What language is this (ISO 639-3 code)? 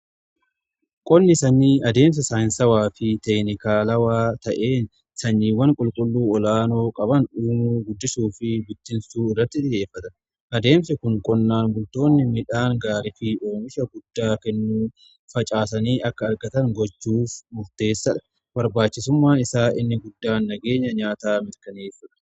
orm